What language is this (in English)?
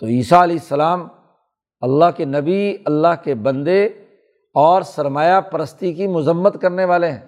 Urdu